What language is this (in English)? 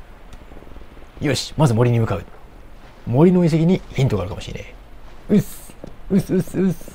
Japanese